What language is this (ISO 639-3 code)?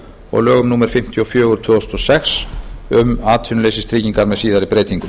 isl